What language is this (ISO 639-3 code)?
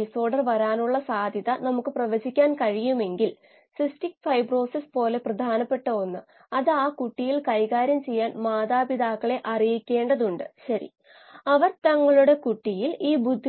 mal